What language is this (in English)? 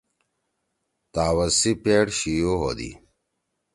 Torwali